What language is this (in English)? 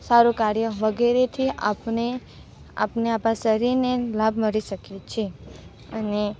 Gujarati